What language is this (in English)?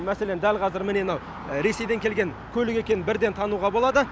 Kazakh